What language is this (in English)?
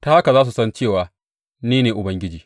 Hausa